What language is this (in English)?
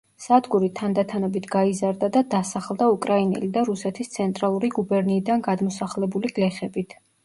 Georgian